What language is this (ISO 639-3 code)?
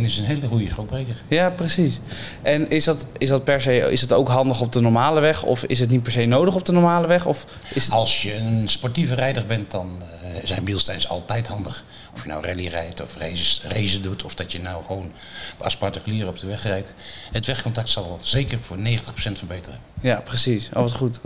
nld